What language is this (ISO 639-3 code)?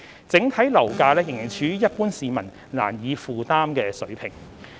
yue